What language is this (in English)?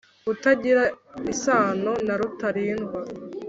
Kinyarwanda